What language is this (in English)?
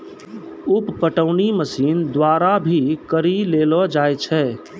Maithili